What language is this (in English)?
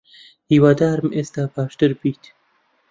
Central Kurdish